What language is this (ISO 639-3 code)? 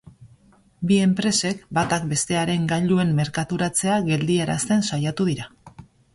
eus